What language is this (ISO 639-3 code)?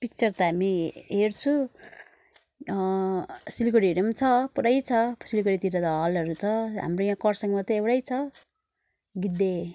nep